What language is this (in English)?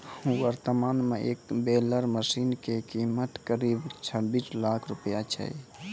Maithili